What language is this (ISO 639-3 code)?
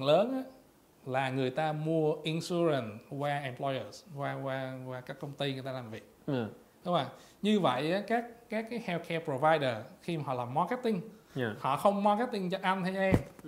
vie